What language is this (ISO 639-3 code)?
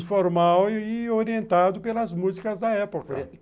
por